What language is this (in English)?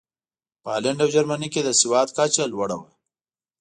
Pashto